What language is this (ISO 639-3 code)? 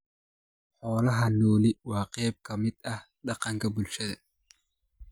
som